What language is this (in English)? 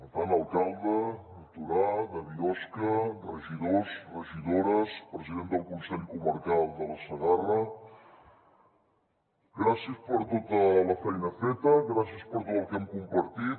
Catalan